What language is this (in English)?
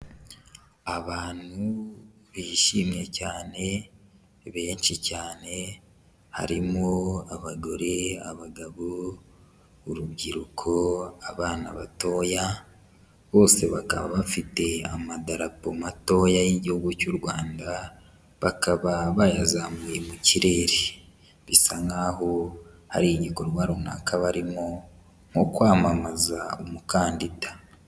Kinyarwanda